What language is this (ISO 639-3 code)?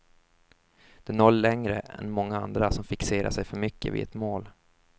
swe